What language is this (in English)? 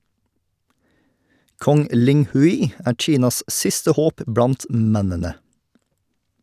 Norwegian